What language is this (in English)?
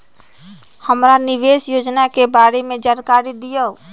Magahi